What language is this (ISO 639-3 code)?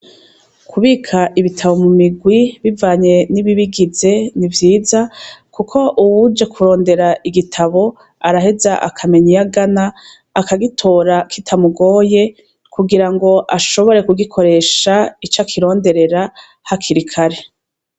run